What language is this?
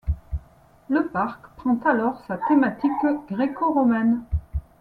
French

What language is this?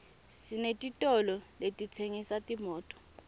Swati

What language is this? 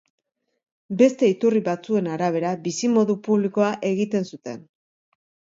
Basque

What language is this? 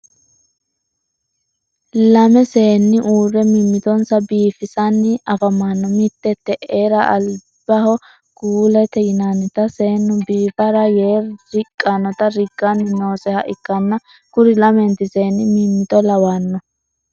Sidamo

